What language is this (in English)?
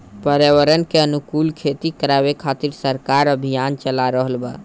Bhojpuri